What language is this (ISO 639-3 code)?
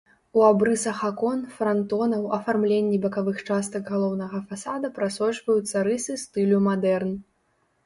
bel